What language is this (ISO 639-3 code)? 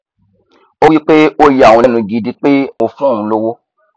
yor